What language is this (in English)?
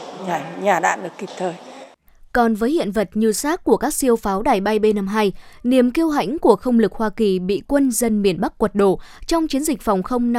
Vietnamese